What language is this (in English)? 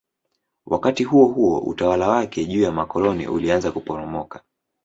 Swahili